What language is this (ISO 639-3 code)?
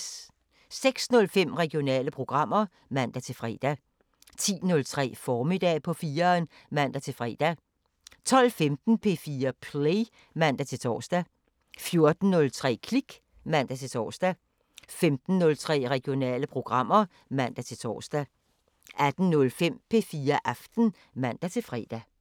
dan